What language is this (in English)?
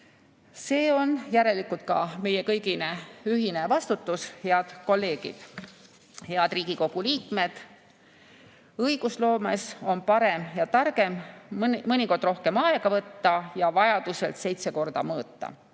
Estonian